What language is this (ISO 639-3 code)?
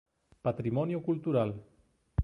glg